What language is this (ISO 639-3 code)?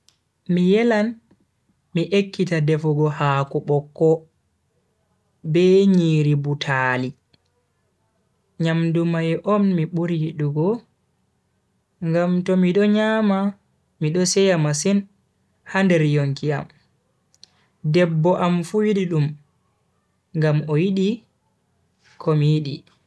fui